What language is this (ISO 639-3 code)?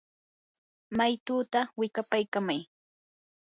qur